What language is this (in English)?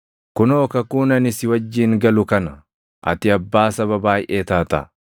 Oromo